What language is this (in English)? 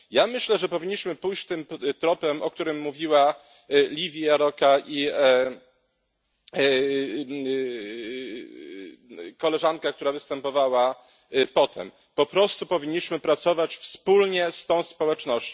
Polish